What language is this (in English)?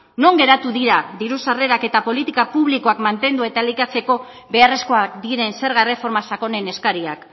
Basque